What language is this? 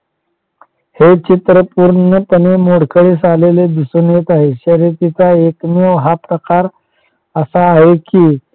Marathi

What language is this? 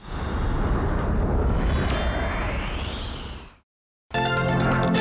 Thai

